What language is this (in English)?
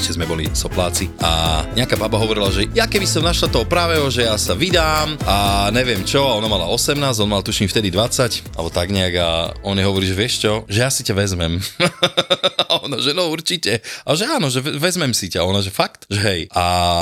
Slovak